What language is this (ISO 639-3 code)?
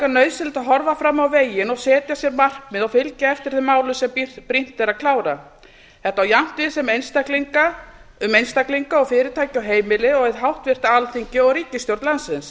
isl